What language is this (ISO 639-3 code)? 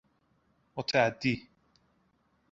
fas